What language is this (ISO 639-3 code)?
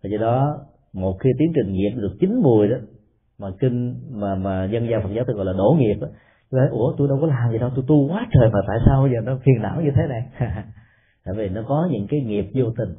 vie